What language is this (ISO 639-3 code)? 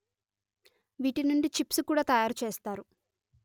tel